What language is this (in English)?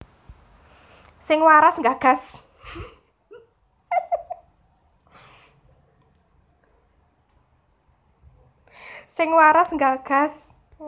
Javanese